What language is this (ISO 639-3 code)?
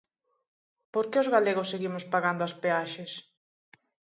glg